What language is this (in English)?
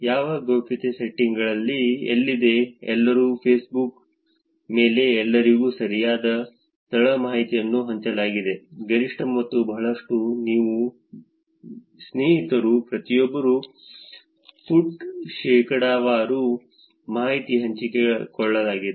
Kannada